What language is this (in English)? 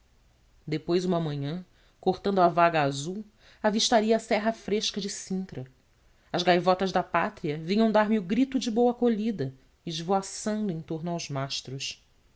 Portuguese